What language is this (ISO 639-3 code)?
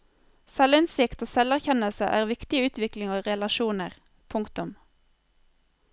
nor